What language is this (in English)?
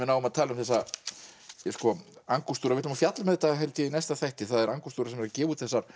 Icelandic